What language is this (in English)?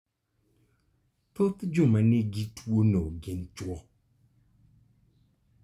Luo (Kenya and Tanzania)